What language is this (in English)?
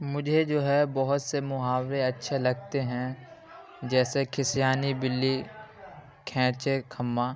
Urdu